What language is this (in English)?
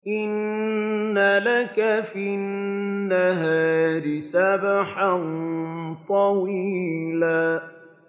Arabic